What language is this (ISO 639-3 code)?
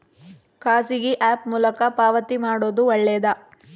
kan